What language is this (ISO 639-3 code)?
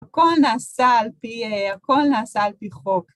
heb